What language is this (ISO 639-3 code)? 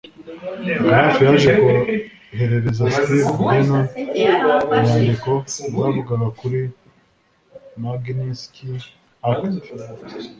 kin